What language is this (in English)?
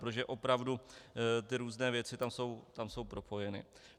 Czech